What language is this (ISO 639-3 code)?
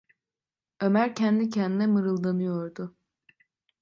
tur